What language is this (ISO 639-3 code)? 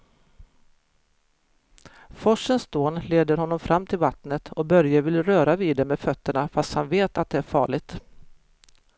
swe